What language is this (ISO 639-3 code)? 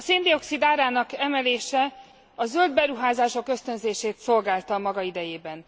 hun